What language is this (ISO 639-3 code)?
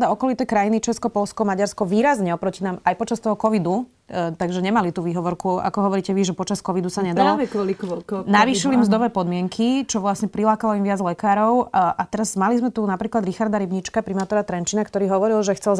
slk